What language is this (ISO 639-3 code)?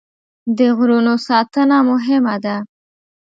pus